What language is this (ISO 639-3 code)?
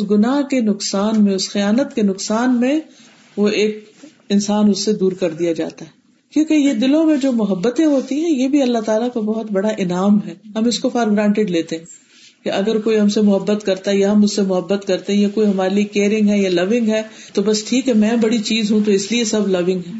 urd